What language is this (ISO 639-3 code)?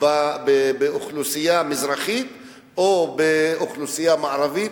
heb